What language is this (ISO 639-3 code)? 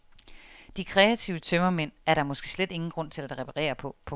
dan